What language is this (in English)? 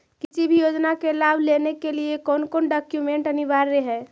Magahi